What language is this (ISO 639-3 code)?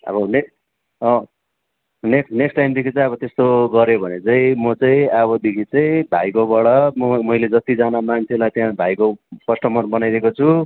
nep